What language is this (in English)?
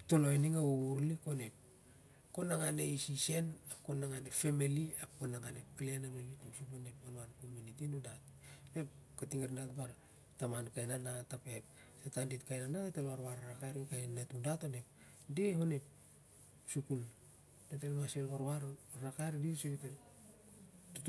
Siar-Lak